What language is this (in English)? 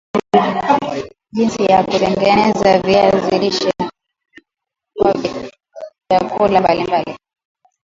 Swahili